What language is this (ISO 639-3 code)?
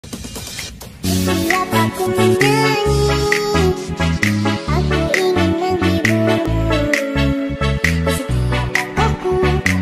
vie